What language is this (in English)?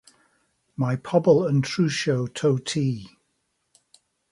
Welsh